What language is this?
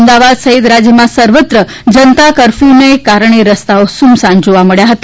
Gujarati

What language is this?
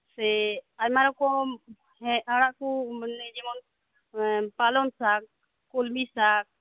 Santali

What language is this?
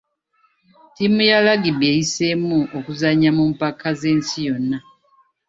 Ganda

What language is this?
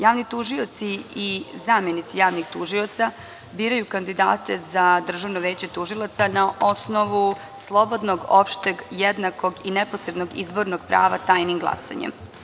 Serbian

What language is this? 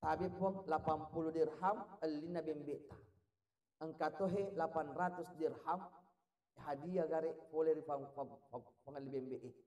Malay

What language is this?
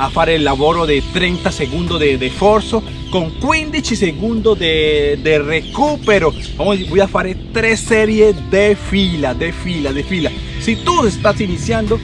Spanish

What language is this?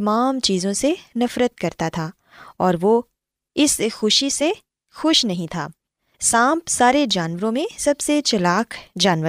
Urdu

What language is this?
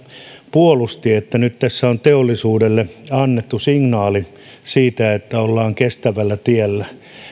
Finnish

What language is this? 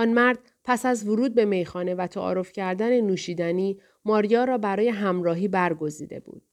Persian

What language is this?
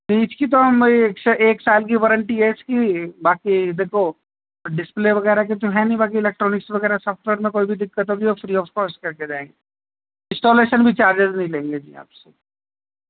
Urdu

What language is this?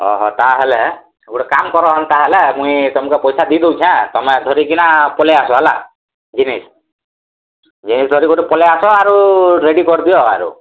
Odia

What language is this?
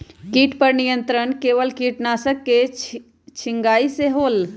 Magahi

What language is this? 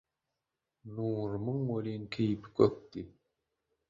Turkmen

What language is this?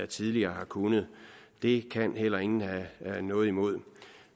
Danish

